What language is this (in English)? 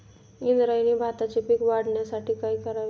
Marathi